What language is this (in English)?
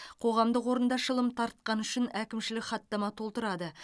Kazakh